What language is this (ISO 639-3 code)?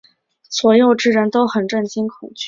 zho